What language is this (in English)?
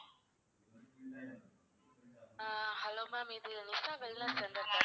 Tamil